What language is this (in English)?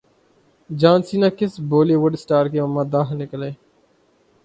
Urdu